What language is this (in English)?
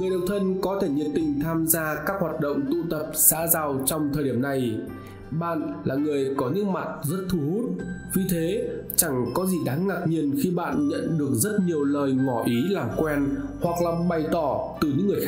Vietnamese